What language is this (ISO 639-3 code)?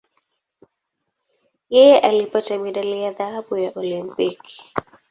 swa